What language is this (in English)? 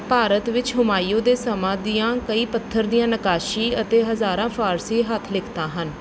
Punjabi